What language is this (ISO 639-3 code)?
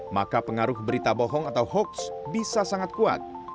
ind